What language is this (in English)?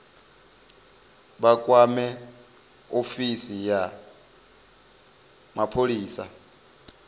Venda